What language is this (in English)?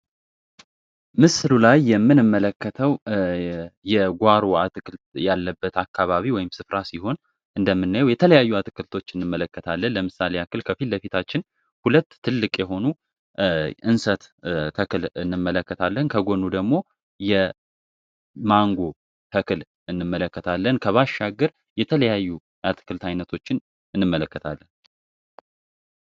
Amharic